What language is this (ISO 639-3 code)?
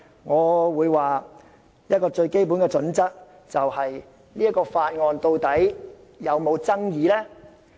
yue